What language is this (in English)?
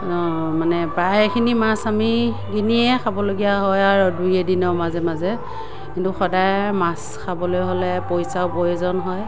Assamese